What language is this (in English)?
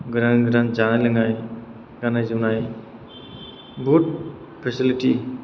Bodo